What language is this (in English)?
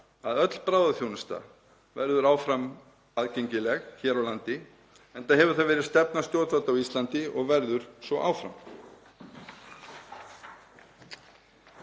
Icelandic